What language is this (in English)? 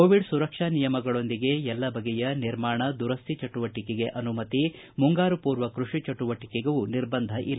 Kannada